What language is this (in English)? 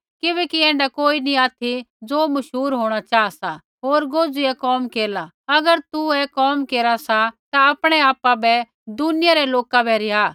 Kullu Pahari